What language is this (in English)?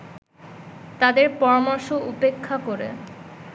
Bangla